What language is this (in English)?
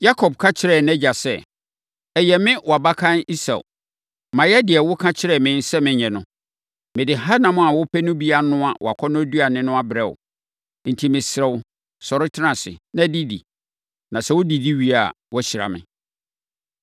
Akan